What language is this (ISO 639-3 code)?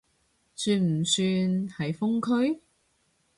yue